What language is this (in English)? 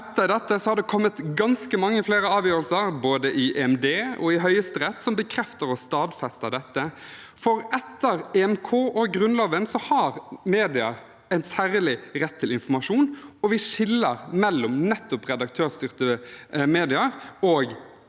Norwegian